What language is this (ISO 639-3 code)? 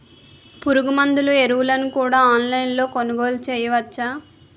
tel